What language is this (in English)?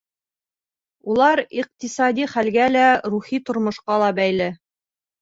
Bashkir